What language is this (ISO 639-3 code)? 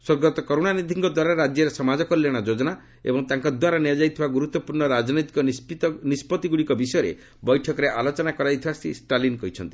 ori